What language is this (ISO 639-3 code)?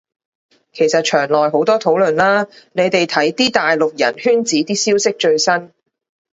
yue